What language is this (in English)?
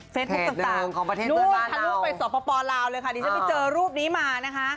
Thai